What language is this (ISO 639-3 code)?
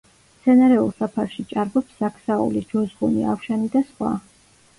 kat